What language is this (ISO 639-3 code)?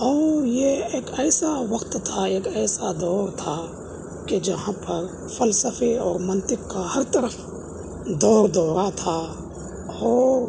urd